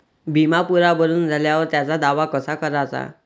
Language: Marathi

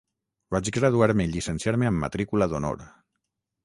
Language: Catalan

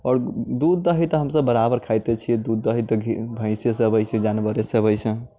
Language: Maithili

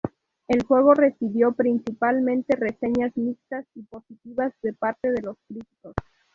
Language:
Spanish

